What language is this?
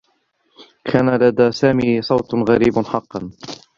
Arabic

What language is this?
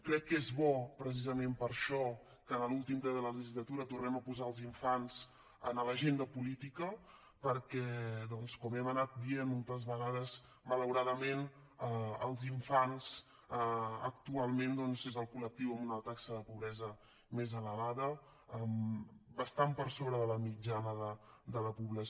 Catalan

